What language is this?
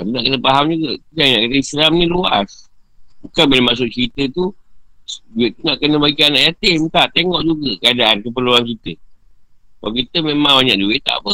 Malay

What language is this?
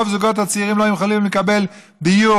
Hebrew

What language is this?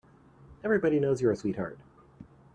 English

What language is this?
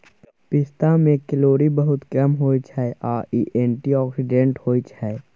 Maithili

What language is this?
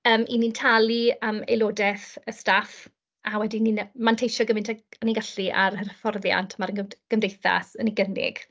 Welsh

